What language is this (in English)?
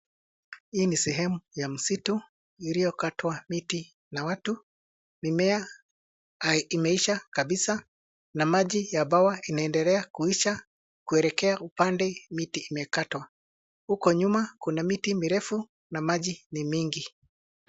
Swahili